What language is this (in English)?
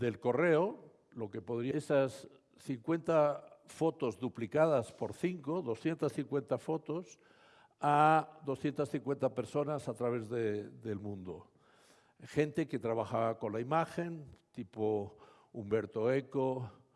Spanish